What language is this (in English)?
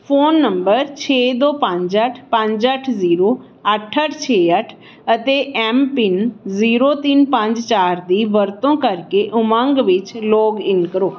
Punjabi